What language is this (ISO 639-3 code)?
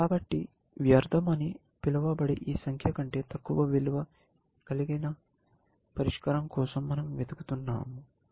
tel